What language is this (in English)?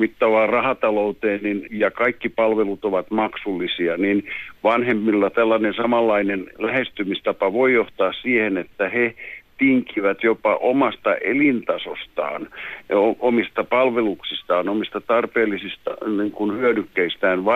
Finnish